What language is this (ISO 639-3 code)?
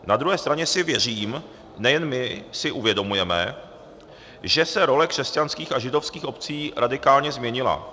ces